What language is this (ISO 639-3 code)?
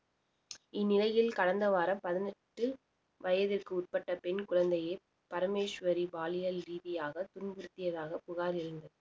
tam